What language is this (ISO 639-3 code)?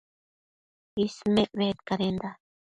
mcf